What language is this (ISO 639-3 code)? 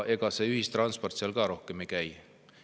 est